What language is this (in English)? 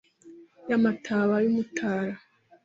Kinyarwanda